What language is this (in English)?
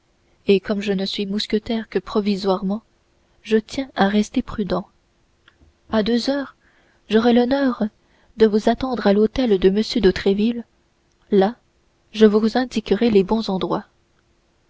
French